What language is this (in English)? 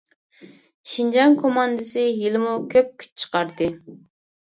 Uyghur